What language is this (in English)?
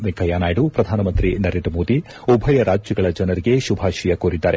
Kannada